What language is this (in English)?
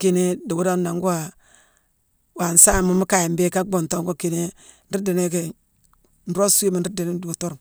Mansoanka